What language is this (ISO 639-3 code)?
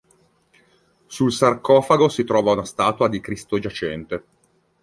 ita